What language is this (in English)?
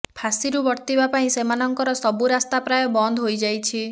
Odia